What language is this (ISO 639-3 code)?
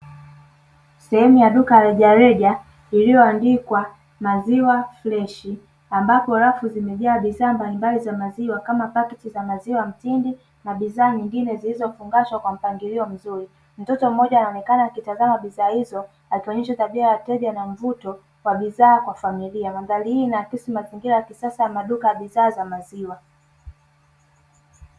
swa